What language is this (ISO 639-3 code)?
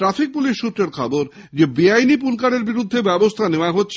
ben